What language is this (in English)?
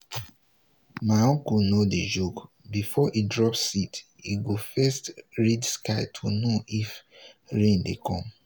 Nigerian Pidgin